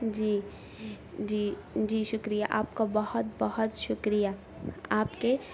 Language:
Urdu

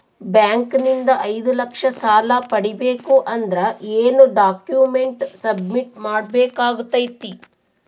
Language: Kannada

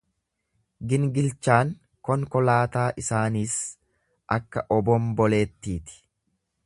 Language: Oromo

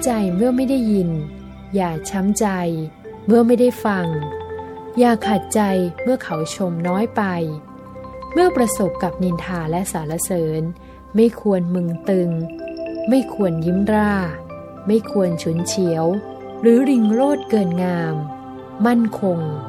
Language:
Thai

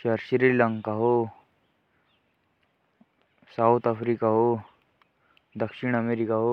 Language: Jaunsari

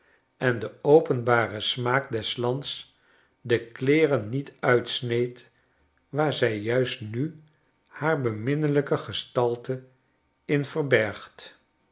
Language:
Dutch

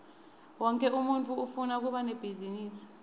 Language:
Swati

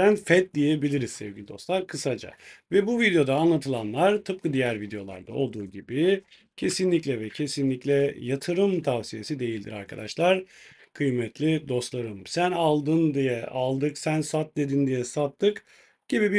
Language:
Turkish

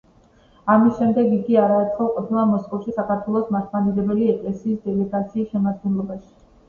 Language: Georgian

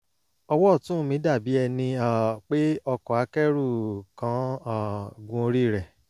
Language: Yoruba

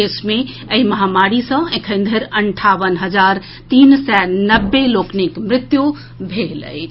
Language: Maithili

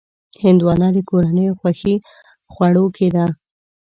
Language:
Pashto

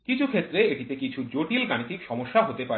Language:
Bangla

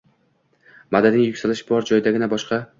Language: Uzbek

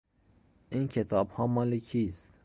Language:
Persian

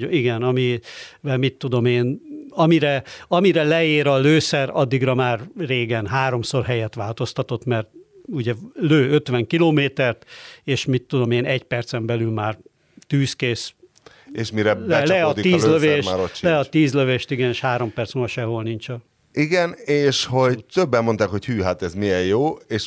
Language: Hungarian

